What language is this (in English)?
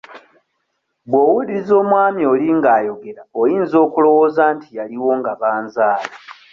Ganda